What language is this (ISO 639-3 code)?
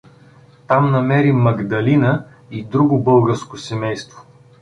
bul